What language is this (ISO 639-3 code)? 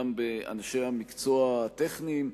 heb